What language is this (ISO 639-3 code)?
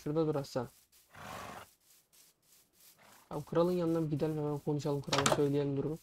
tur